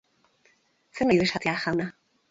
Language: Basque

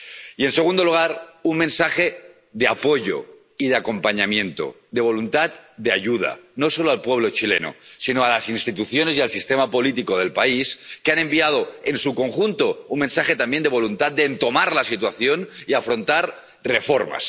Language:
Spanish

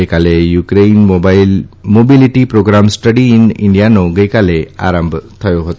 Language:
Gujarati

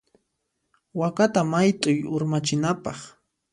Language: Puno Quechua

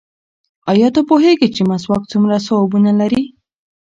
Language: Pashto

